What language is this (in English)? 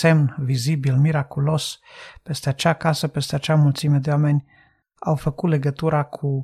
Romanian